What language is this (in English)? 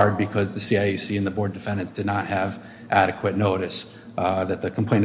English